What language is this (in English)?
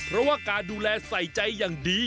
Thai